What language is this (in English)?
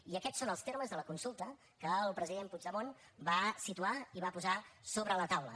Catalan